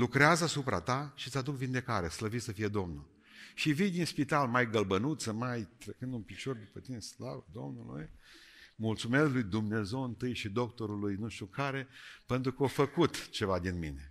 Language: Romanian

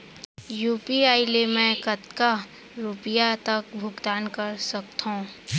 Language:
Chhattisgarhi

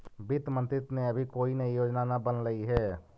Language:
Magahi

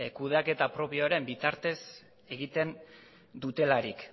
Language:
Basque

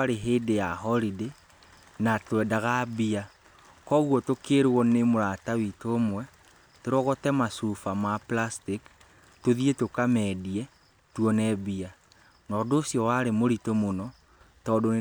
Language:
Kikuyu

